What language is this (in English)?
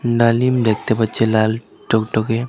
Bangla